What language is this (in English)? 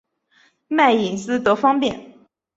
Chinese